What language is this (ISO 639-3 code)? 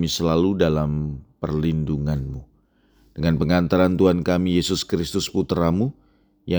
ind